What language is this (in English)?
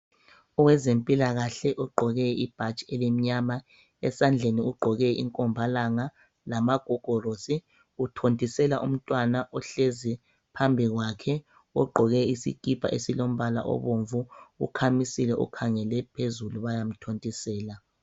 North Ndebele